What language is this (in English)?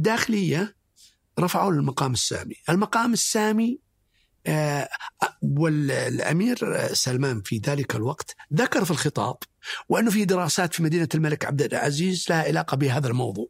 Arabic